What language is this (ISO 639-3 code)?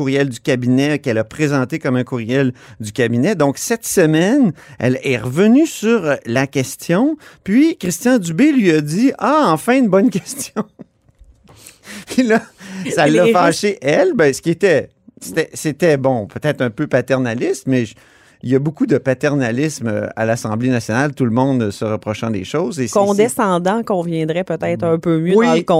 fra